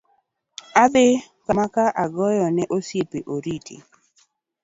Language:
Luo (Kenya and Tanzania)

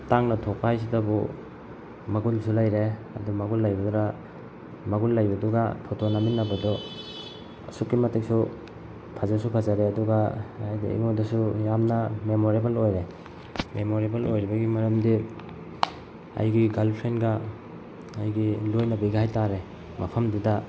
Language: Manipuri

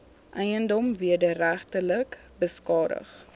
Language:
Afrikaans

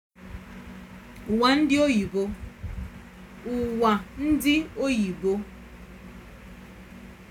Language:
Igbo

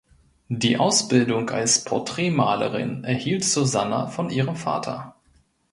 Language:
German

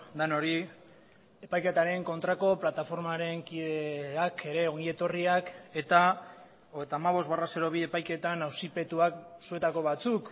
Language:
Basque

